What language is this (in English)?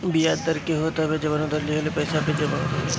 Bhojpuri